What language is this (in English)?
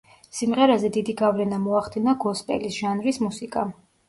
Georgian